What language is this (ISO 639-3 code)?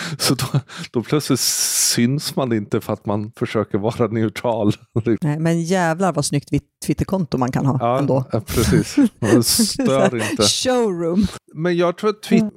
swe